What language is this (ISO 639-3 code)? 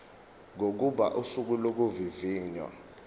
zul